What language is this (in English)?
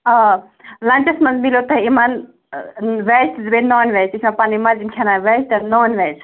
Kashmiri